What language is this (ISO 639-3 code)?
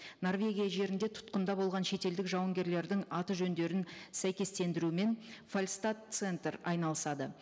kaz